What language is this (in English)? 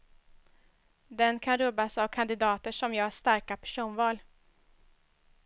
Swedish